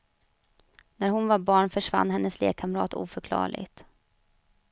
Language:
Swedish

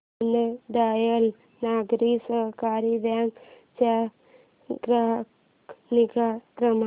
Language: Marathi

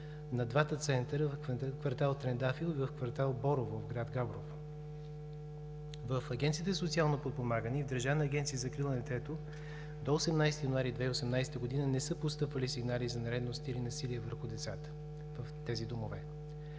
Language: Bulgarian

